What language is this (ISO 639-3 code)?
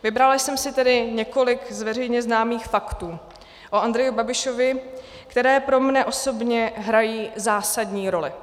ces